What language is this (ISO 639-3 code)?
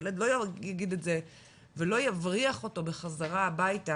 heb